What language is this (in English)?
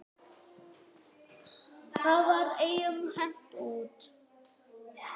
Icelandic